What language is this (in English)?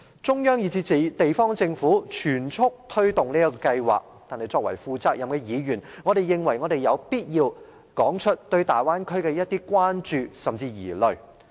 Cantonese